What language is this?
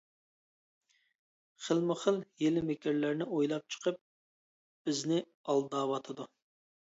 Uyghur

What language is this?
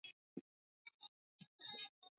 Swahili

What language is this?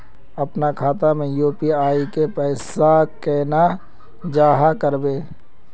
Magahi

